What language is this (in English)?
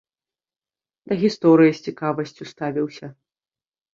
Belarusian